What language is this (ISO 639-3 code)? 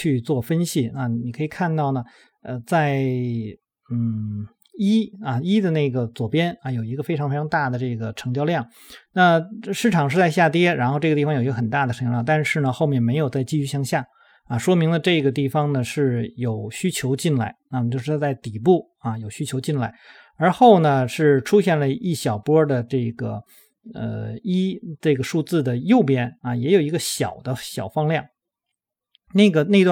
zho